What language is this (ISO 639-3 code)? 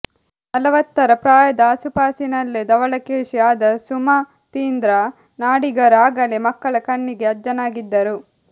kan